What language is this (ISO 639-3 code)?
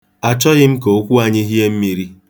ibo